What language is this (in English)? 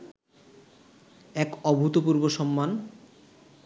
Bangla